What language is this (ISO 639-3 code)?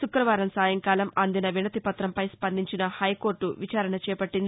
tel